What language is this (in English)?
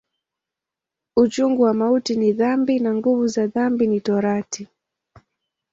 Swahili